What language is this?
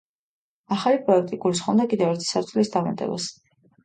Georgian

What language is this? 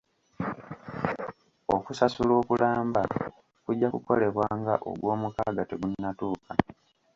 Ganda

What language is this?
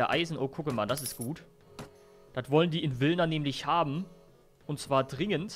German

